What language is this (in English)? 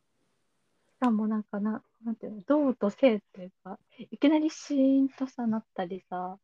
Japanese